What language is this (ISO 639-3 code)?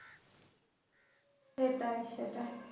ben